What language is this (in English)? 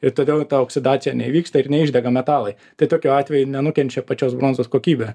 Lithuanian